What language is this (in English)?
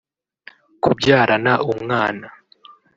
Kinyarwanda